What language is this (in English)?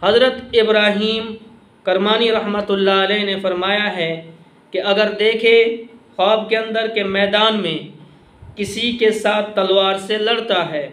Hindi